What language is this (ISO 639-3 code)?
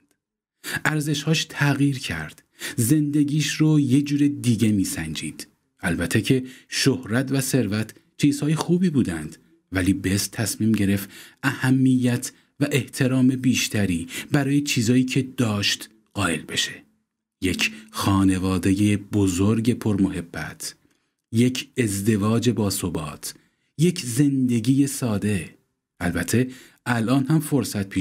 fas